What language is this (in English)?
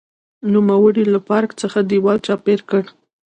Pashto